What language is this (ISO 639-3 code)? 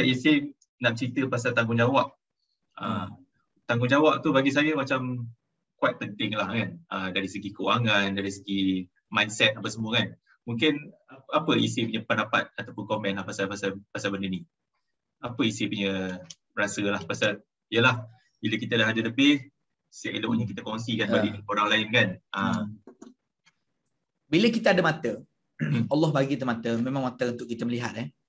msa